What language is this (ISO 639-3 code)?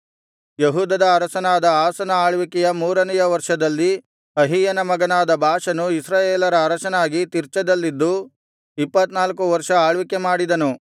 kan